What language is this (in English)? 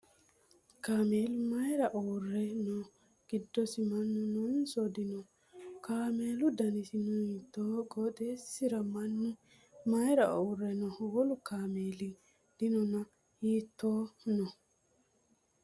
Sidamo